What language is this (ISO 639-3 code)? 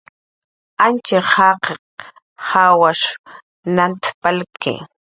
jqr